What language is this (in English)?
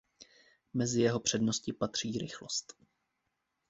Czech